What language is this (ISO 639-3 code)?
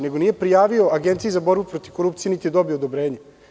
srp